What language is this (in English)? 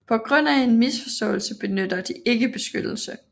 Danish